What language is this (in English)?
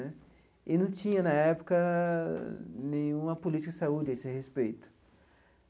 Portuguese